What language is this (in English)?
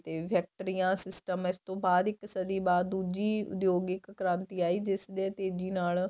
Punjabi